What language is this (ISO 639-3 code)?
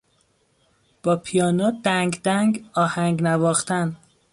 fas